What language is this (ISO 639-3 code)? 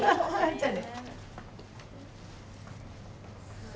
jpn